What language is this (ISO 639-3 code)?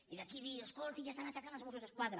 cat